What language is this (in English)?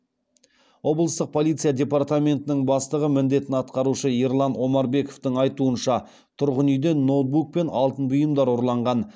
Kazakh